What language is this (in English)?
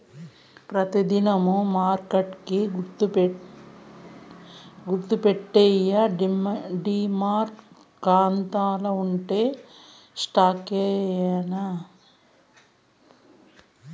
Telugu